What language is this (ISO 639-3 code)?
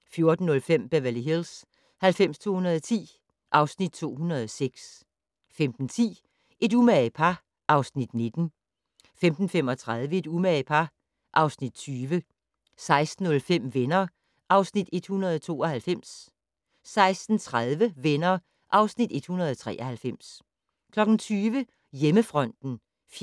dan